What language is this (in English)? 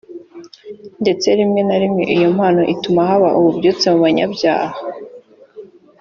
Kinyarwanda